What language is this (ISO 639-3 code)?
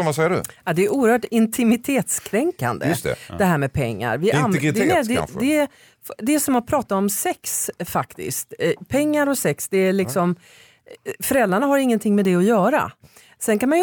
swe